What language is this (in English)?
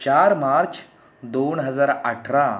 Marathi